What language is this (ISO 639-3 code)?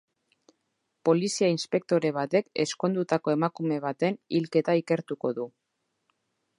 eus